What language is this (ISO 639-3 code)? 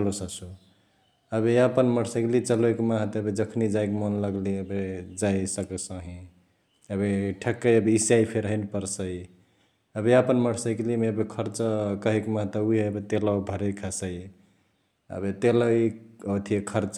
the